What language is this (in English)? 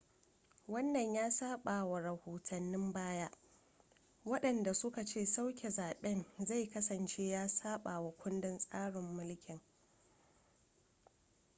Hausa